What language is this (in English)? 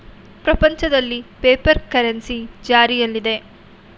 Kannada